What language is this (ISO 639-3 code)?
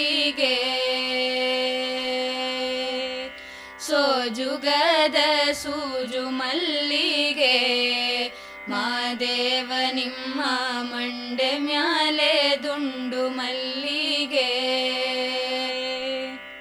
kan